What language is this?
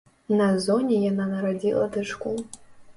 Belarusian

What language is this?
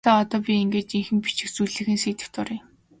Mongolian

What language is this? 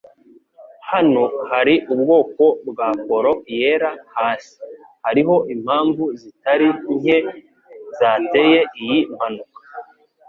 Kinyarwanda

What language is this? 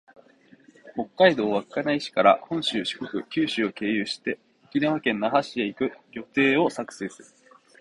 Japanese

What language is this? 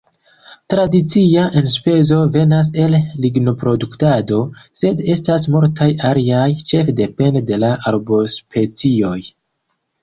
Esperanto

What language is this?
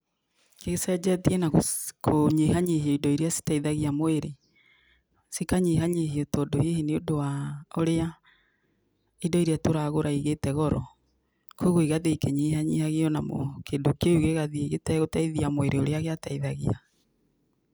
Kikuyu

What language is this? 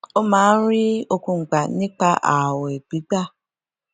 Yoruba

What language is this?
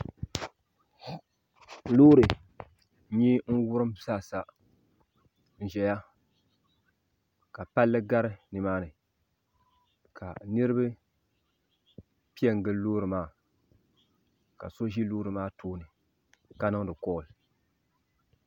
Dagbani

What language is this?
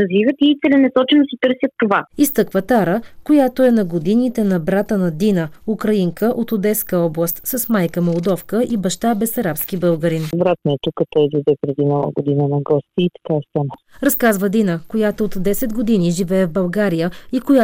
Bulgarian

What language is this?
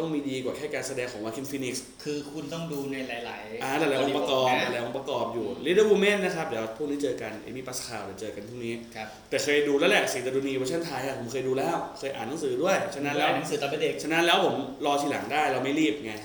Thai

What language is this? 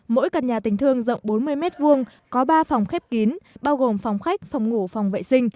Vietnamese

